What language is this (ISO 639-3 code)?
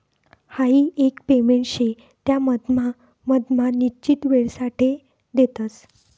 mar